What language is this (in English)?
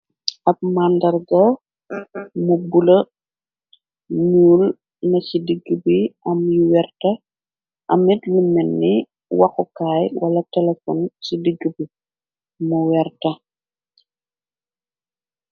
Wolof